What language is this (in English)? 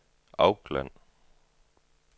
Danish